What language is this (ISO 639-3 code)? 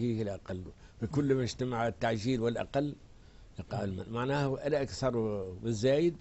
ara